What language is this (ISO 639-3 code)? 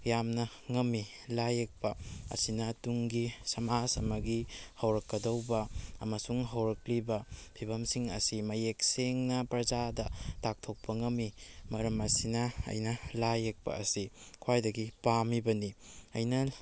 mni